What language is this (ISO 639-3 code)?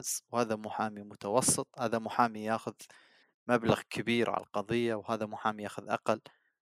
ara